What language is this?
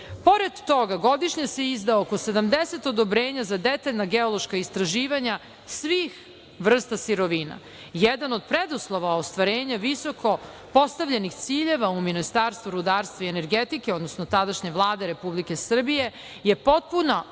Serbian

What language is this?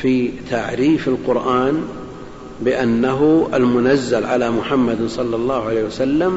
Arabic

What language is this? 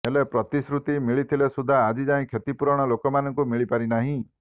Odia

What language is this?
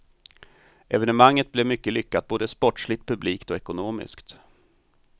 Swedish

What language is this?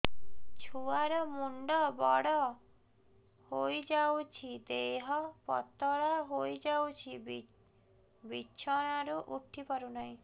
Odia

